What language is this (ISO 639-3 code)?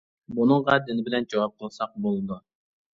uig